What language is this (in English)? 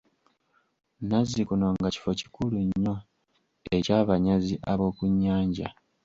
Ganda